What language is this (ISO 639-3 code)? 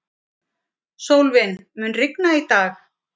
isl